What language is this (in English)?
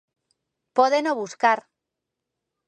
Galician